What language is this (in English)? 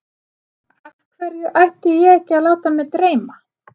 Icelandic